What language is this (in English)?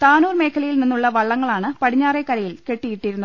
Malayalam